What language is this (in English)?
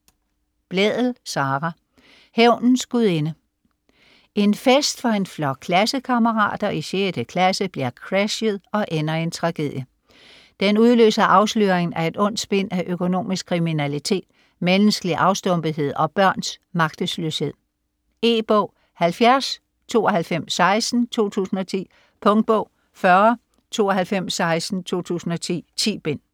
Danish